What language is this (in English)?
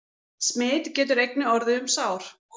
Icelandic